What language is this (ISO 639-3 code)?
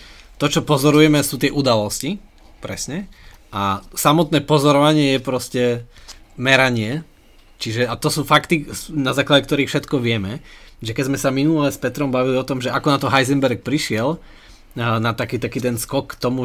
slk